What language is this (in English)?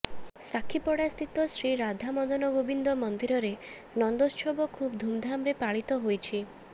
Odia